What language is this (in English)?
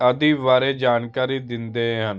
Punjabi